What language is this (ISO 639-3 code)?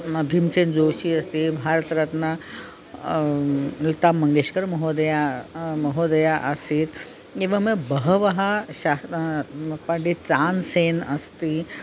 san